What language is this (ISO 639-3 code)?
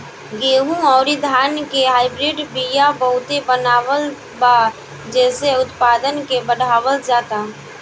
bho